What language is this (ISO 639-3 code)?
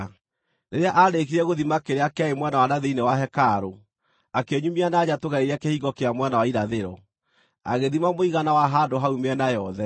kik